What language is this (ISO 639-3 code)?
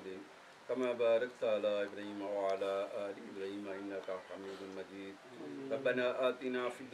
ara